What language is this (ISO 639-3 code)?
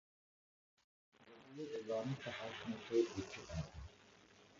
urd